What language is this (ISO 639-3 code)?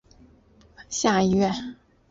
zho